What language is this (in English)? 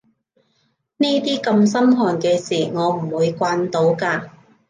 Cantonese